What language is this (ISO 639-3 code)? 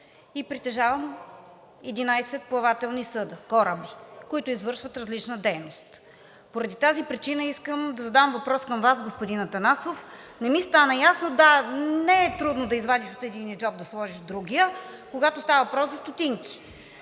bul